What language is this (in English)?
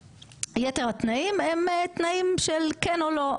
Hebrew